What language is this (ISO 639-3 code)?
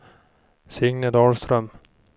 swe